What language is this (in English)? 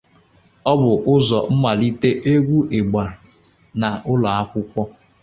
Igbo